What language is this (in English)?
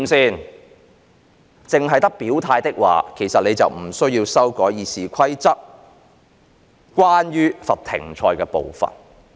Cantonese